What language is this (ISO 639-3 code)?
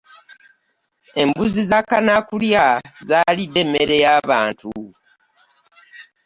lug